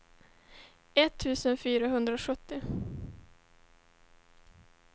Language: Swedish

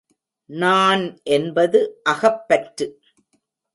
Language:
Tamil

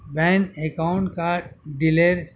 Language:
Urdu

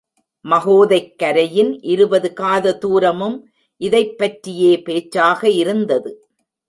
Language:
Tamil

